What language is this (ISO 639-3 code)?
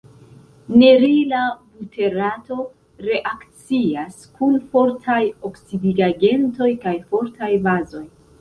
epo